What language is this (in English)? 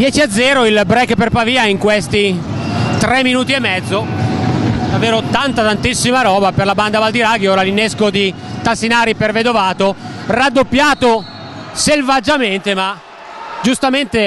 Italian